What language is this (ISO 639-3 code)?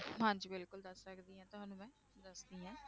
pan